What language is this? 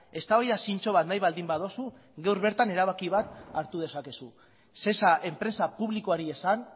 Basque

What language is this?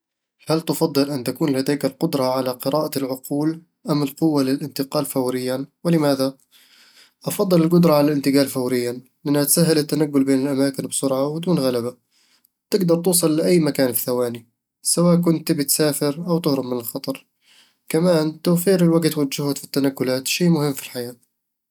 Eastern Egyptian Bedawi Arabic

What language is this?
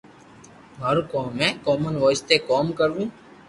Loarki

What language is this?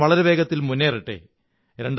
Malayalam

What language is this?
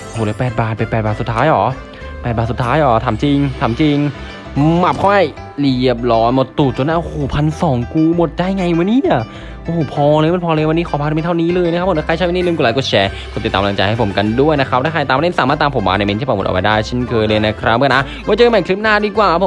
Thai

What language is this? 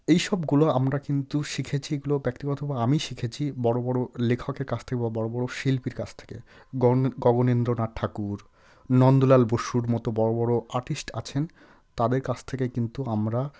Bangla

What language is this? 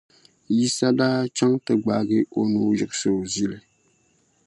Dagbani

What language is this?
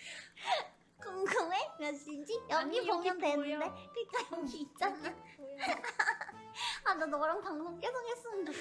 Korean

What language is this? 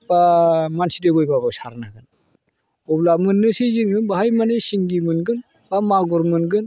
Bodo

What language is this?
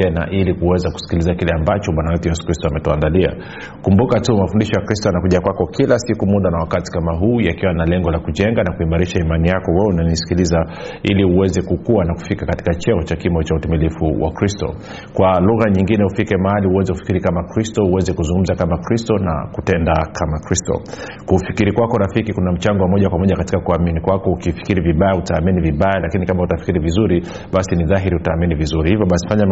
Swahili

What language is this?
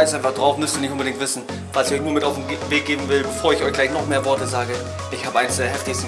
German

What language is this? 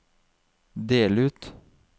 Norwegian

